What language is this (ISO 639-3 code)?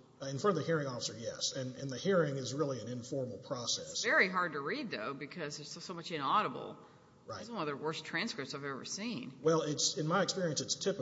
eng